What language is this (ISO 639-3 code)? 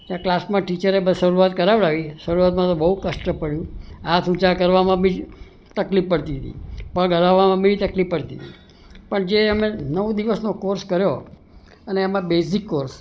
guj